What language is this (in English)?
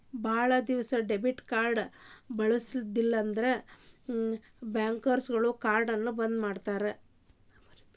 Kannada